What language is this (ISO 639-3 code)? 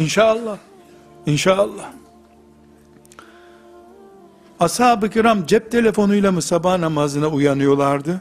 tur